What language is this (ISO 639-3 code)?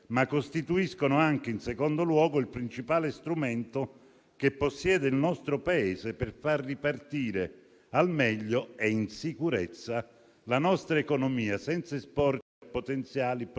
ita